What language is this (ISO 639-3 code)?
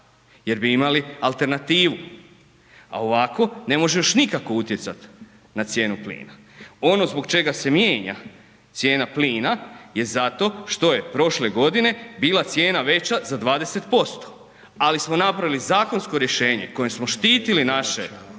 hrv